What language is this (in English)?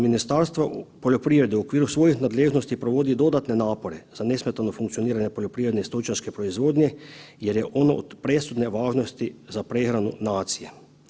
Croatian